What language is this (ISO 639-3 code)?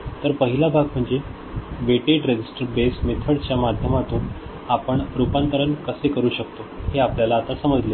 mar